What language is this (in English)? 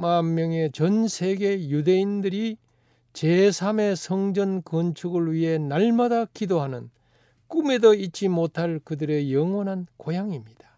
Korean